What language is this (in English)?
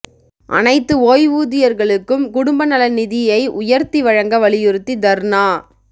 Tamil